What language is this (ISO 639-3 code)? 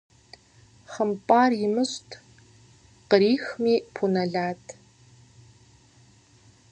kbd